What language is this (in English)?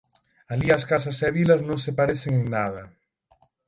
Galician